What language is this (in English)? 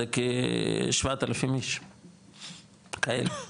Hebrew